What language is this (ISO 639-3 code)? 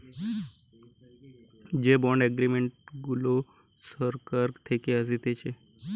ben